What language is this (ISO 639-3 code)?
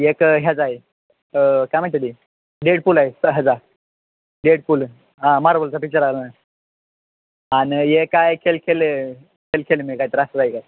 mar